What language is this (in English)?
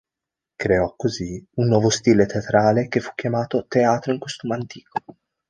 Italian